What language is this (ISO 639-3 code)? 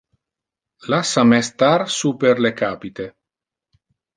ina